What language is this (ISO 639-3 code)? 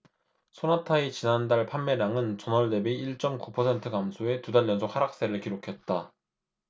kor